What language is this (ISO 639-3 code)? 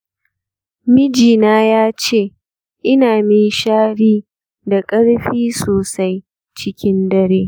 hau